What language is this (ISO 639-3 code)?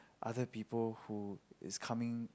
eng